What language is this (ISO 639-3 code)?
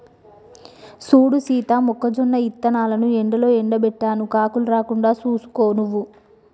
tel